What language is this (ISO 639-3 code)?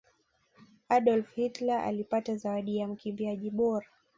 swa